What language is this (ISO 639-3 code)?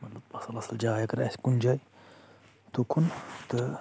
kas